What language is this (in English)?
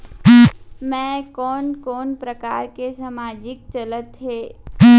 Chhattisgarhi